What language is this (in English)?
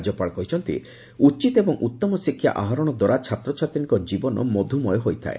Odia